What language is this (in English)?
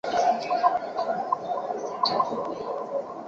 Chinese